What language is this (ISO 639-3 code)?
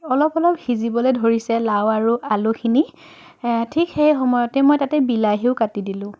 asm